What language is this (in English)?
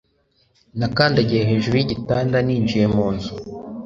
Kinyarwanda